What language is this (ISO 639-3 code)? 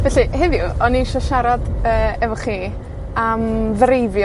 cym